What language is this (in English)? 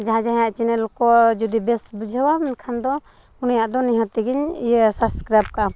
Santali